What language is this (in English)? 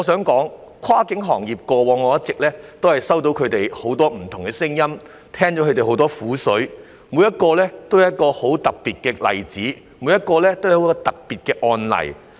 Cantonese